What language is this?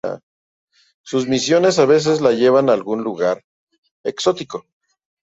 Spanish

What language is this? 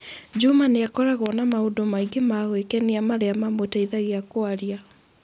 Kikuyu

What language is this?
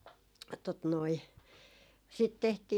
Finnish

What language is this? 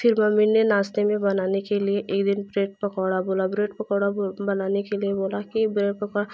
Hindi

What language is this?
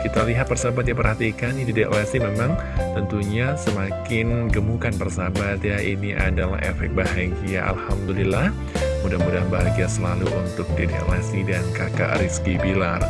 Indonesian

